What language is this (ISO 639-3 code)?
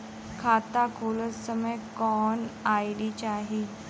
bho